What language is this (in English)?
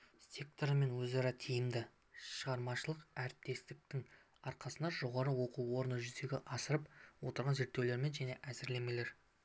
Kazakh